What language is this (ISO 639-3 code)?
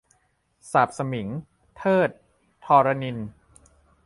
tha